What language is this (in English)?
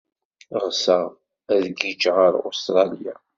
Kabyle